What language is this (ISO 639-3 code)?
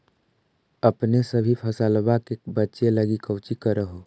mag